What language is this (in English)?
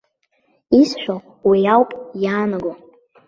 Abkhazian